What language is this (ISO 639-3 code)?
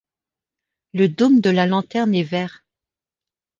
fra